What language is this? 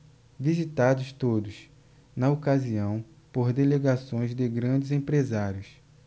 Portuguese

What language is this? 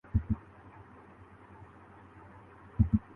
Urdu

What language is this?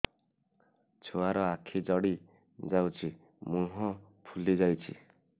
Odia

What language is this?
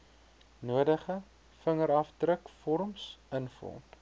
Afrikaans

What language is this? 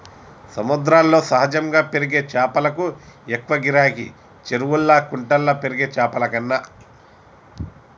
Telugu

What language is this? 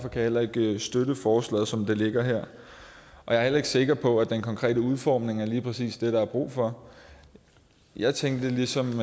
Danish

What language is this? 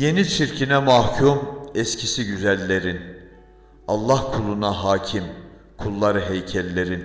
Turkish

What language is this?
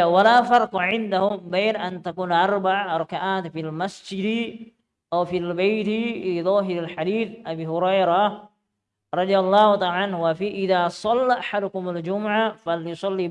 Indonesian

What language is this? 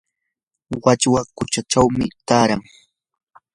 Yanahuanca Pasco Quechua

